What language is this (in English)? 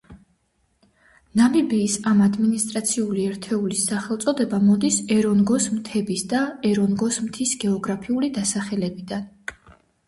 Georgian